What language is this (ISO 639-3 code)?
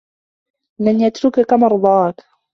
ara